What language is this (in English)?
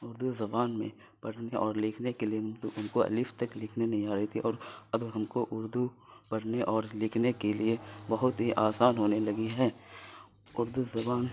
Urdu